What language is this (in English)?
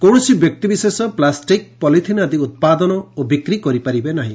Odia